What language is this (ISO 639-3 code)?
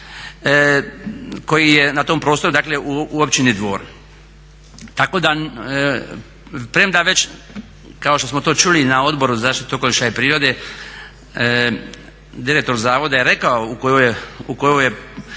hrv